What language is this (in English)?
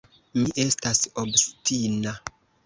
Esperanto